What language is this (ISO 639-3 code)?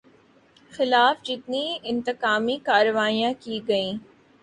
urd